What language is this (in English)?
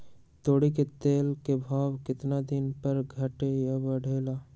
Magahi